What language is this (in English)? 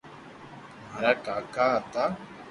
Loarki